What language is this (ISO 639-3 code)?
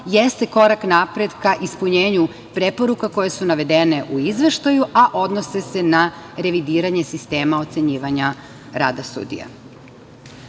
srp